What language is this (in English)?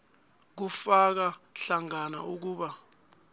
South Ndebele